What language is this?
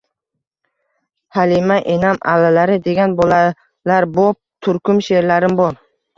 Uzbek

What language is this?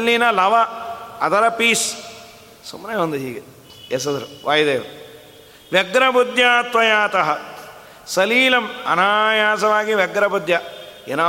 Kannada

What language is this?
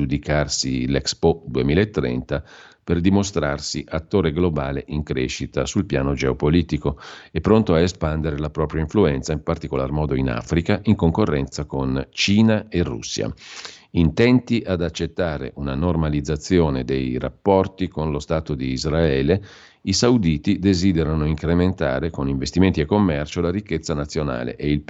Italian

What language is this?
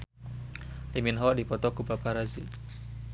Sundanese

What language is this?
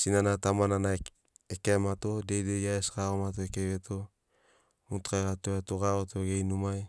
Sinaugoro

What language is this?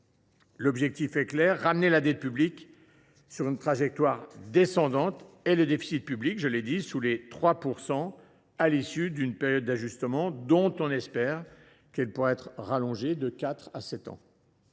French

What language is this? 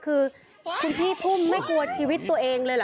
Thai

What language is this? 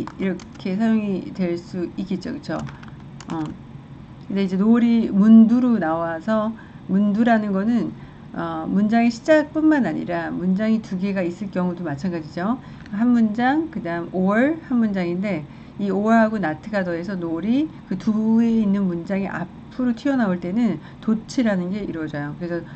Korean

